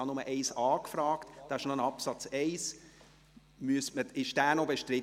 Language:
Swiss German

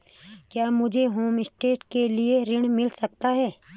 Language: Hindi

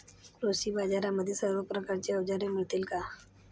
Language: Marathi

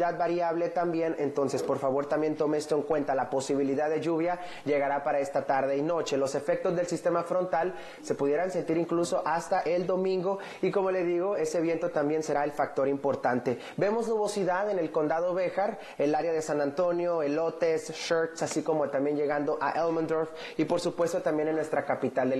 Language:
Spanish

